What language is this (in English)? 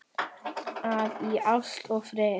Icelandic